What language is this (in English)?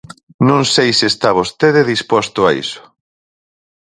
Galician